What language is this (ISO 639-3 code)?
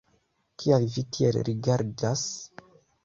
epo